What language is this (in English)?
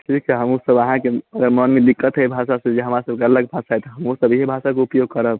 Maithili